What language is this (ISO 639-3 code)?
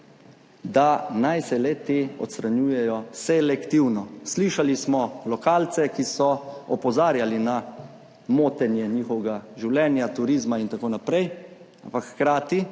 slv